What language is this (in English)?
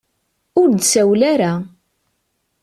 Kabyle